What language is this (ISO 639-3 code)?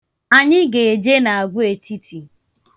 ibo